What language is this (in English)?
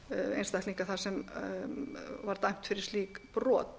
Icelandic